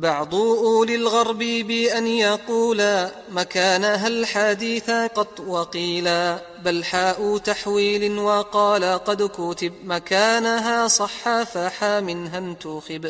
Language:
Arabic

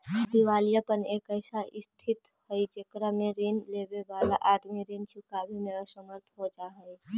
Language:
Magahi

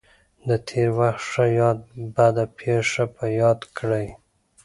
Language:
Pashto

